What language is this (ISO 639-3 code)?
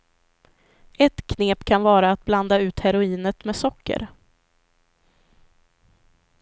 swe